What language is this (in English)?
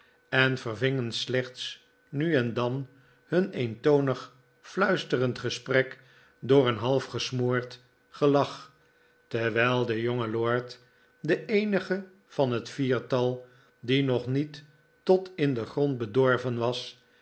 Dutch